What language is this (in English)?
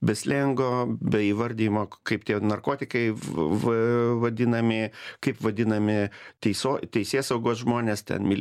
Lithuanian